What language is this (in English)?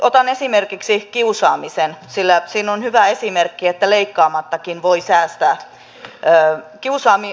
Finnish